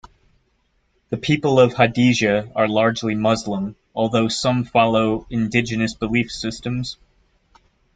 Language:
English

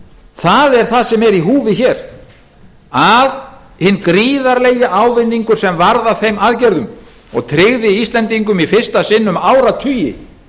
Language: Icelandic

